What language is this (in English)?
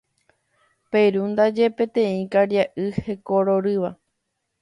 Guarani